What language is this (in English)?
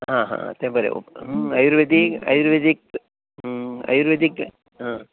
Konkani